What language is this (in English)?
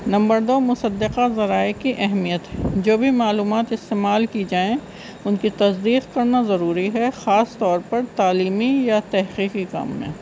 Urdu